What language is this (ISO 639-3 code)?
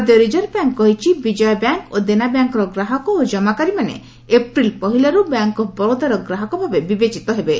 ori